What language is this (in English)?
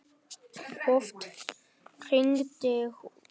Icelandic